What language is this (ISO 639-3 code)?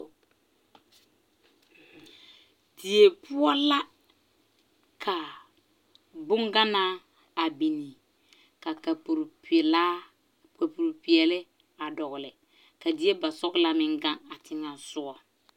dga